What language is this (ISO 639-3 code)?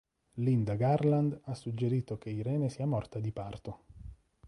ita